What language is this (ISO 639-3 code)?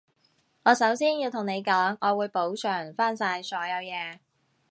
yue